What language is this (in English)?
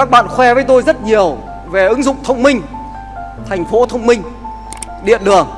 Vietnamese